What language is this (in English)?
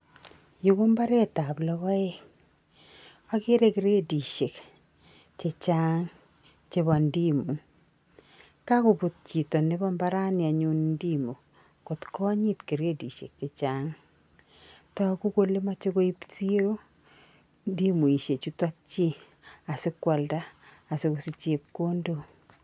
Kalenjin